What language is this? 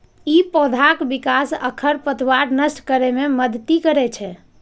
Maithili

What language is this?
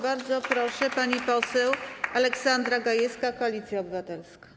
Polish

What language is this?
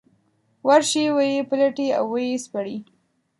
Pashto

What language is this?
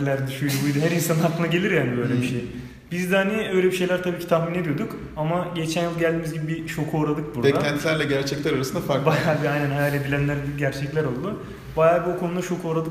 Turkish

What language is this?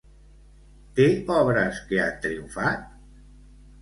Catalan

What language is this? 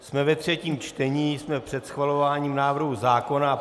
Czech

